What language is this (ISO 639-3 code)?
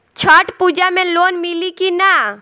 bho